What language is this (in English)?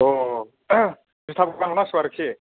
Bodo